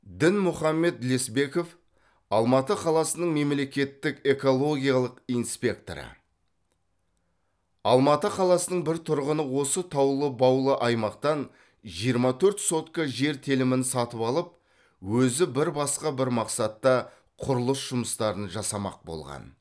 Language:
Kazakh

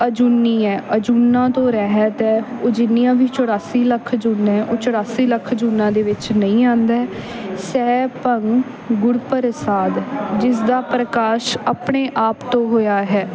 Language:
Punjabi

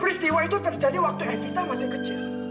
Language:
Indonesian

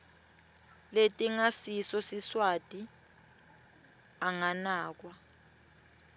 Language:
Swati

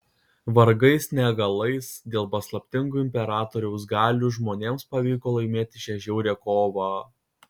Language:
Lithuanian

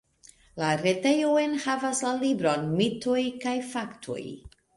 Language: Esperanto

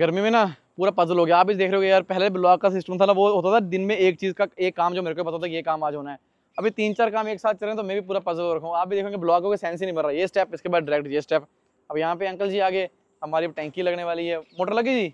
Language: Hindi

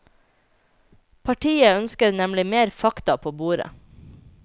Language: Norwegian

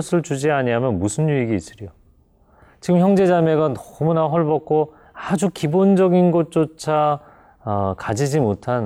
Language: Korean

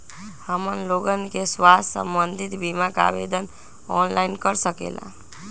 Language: Magahi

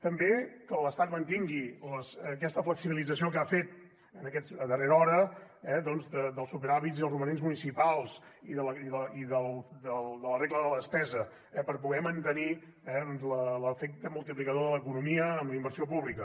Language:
Catalan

